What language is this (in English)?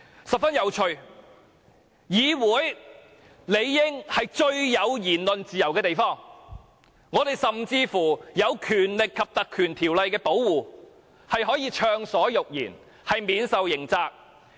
Cantonese